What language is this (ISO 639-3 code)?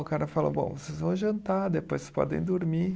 por